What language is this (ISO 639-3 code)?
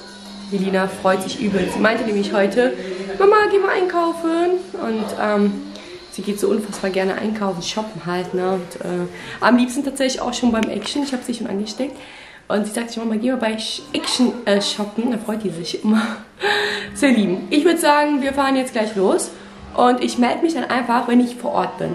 deu